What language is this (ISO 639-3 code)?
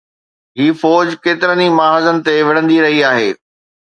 snd